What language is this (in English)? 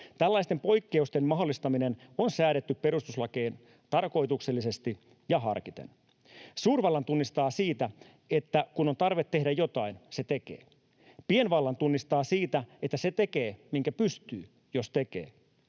Finnish